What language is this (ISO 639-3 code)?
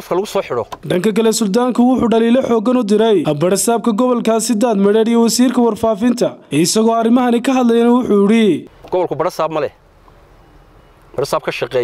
ara